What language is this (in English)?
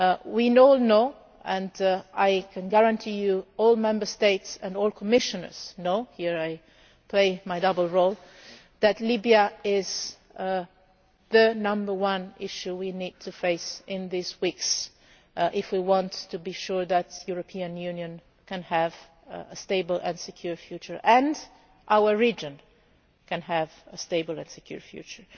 English